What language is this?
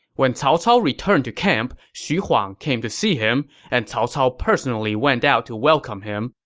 English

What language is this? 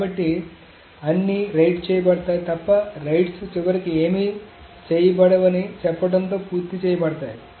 Telugu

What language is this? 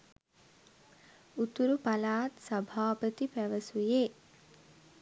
Sinhala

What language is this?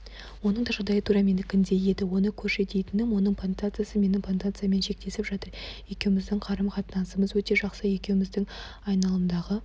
Kazakh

